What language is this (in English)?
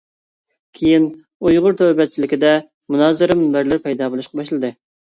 Uyghur